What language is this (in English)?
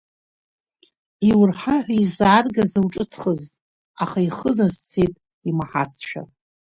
Abkhazian